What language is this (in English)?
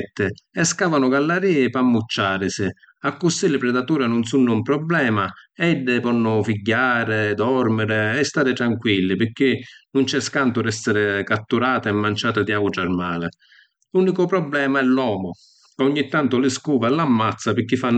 Sicilian